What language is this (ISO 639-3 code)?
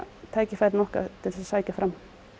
isl